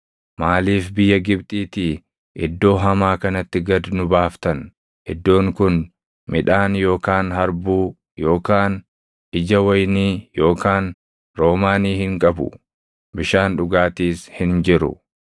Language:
Oromo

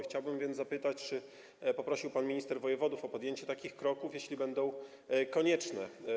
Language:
Polish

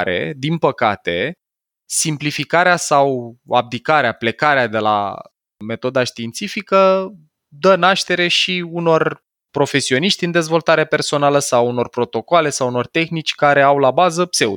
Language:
Romanian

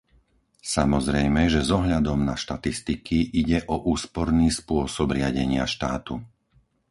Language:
Slovak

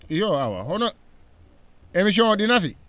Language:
Fula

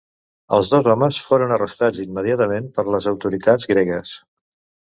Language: Catalan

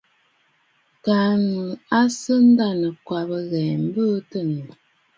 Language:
Bafut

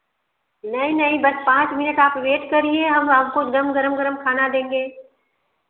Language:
Hindi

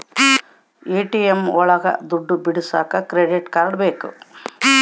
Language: Kannada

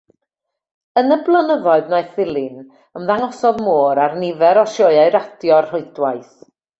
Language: Welsh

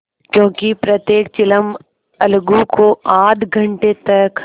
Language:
Hindi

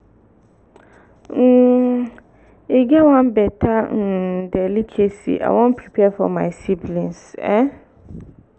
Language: Nigerian Pidgin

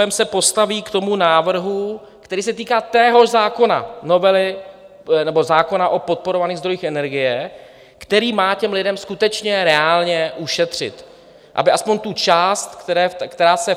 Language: Czech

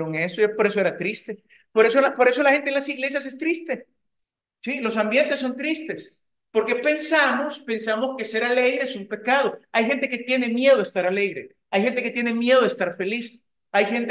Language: Spanish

